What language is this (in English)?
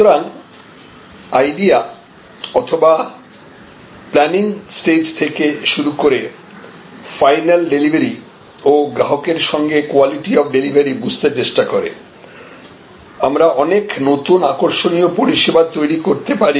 Bangla